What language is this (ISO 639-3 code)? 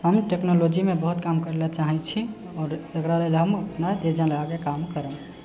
mai